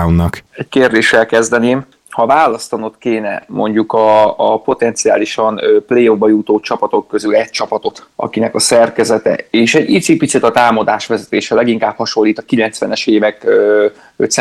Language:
Hungarian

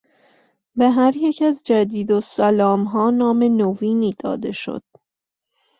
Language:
Persian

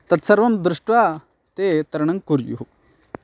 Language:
Sanskrit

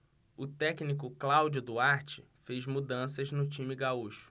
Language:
Portuguese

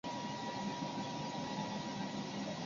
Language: Chinese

